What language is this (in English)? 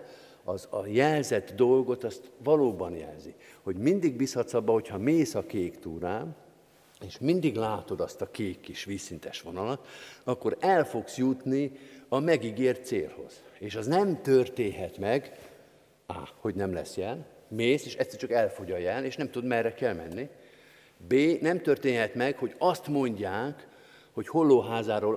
Hungarian